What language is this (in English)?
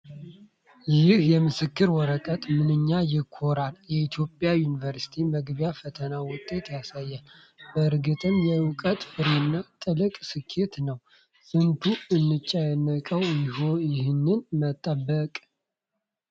Amharic